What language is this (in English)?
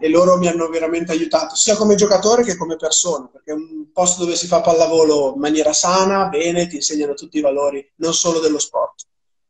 Italian